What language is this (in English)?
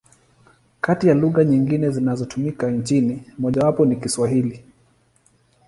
Swahili